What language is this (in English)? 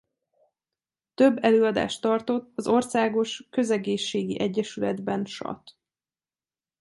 Hungarian